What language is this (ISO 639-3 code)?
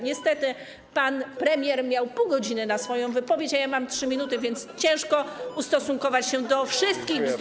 pol